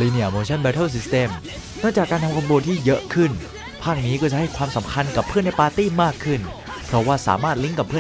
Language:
Thai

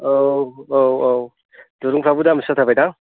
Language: Bodo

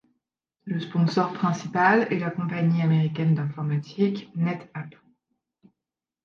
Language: French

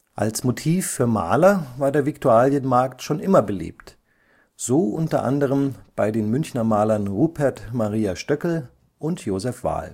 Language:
German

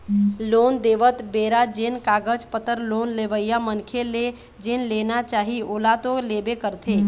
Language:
Chhattisgarhi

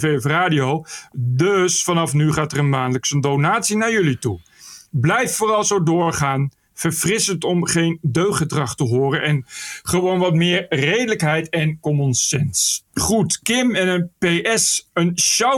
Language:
Dutch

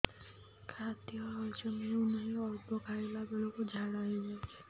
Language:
Odia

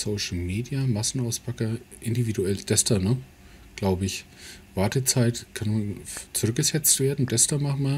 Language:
German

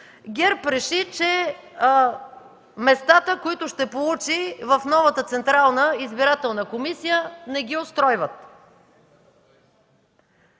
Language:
Bulgarian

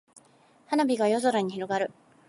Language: Japanese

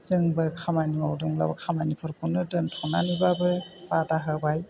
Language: Bodo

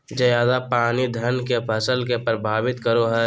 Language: Magahi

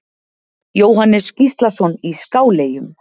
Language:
Icelandic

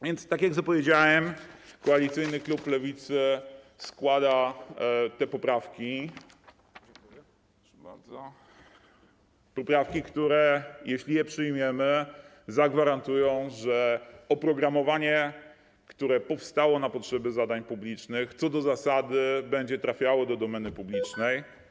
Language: Polish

